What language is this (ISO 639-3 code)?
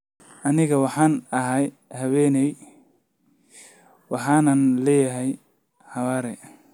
som